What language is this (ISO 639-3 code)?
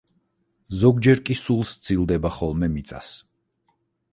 kat